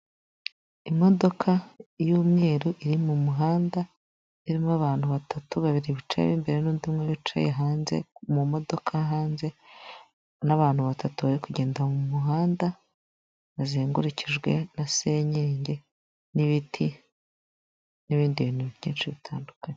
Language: Kinyarwanda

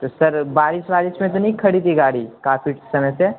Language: Urdu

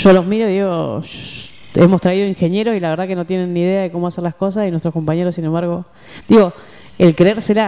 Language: Spanish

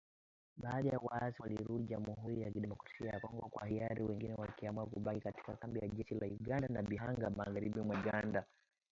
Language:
Swahili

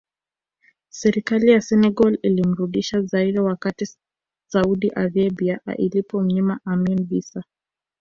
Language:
Swahili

